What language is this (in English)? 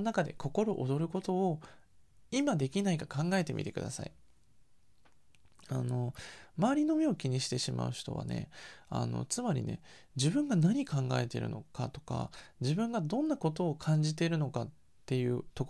Japanese